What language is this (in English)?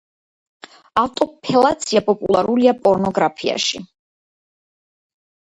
Georgian